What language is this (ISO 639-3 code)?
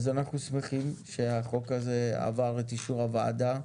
heb